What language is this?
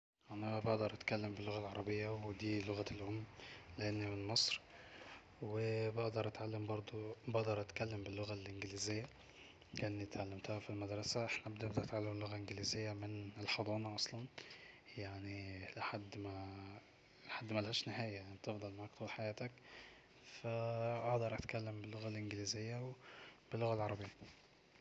Egyptian Arabic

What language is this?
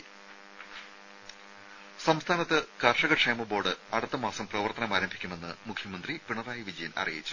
Malayalam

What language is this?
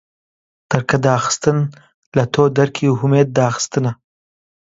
Central Kurdish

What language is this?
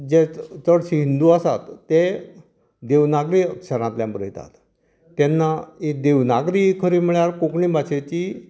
Konkani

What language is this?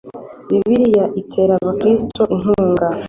Kinyarwanda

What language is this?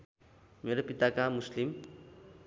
Nepali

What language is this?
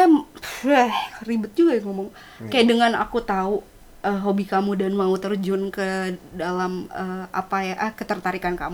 Indonesian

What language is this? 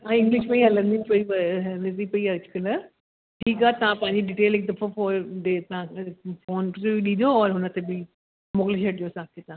Sindhi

